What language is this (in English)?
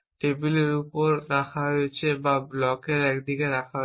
Bangla